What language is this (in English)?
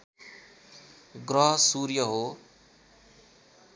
Nepali